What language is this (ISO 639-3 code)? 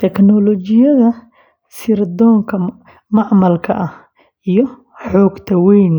som